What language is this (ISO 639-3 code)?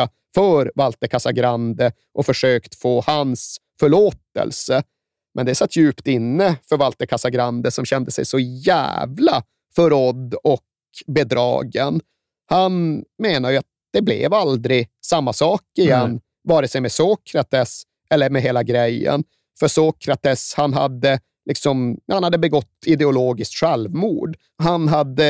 swe